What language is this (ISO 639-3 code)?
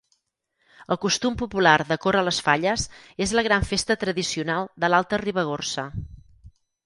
cat